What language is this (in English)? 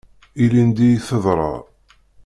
Kabyle